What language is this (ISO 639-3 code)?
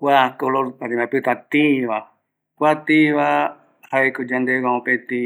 gui